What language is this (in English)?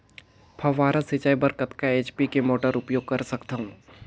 Chhattisgarhi